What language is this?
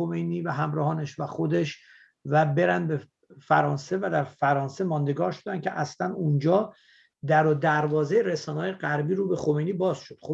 Persian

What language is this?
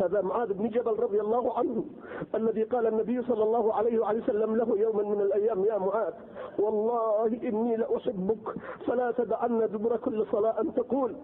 Arabic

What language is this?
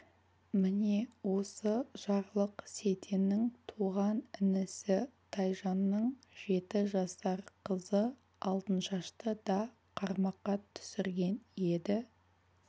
Kazakh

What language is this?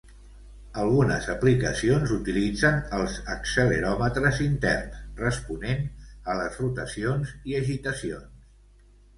Catalan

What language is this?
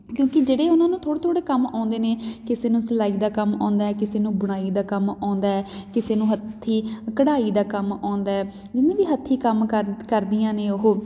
Punjabi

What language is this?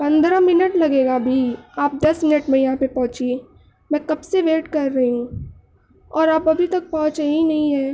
Urdu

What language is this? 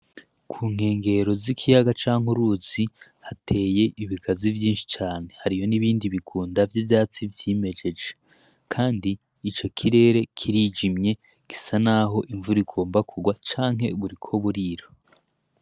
Rundi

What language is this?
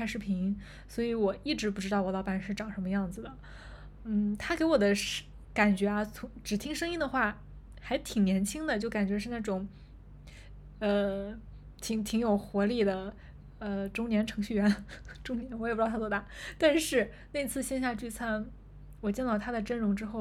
Chinese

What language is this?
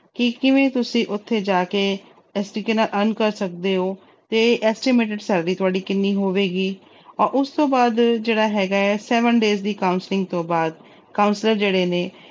Punjabi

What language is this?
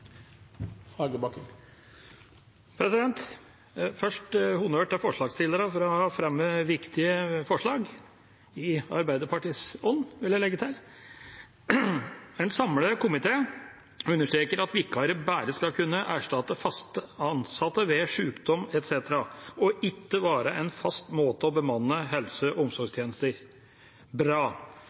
Norwegian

